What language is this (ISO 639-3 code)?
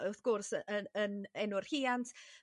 cym